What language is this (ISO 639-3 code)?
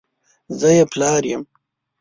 pus